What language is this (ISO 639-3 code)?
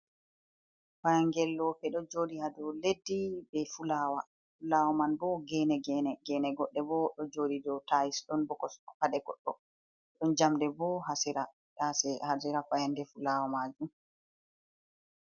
ful